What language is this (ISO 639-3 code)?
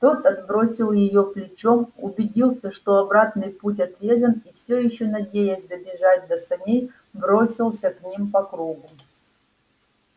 rus